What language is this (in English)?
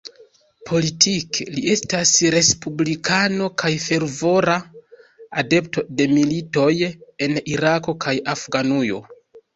Esperanto